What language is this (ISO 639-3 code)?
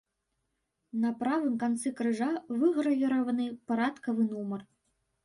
bel